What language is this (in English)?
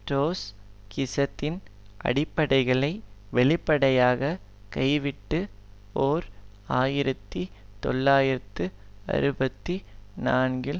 Tamil